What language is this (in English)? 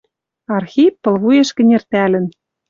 Western Mari